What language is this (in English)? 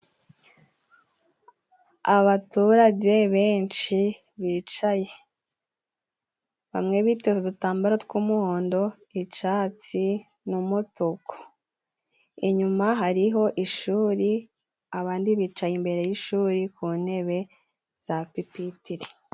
Kinyarwanda